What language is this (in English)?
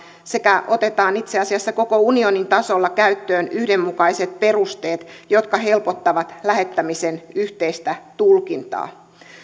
Finnish